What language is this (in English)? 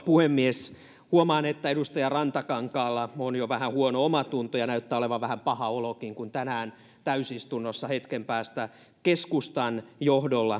Finnish